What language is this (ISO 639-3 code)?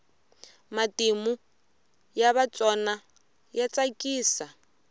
tso